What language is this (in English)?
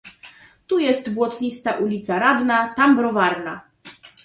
Polish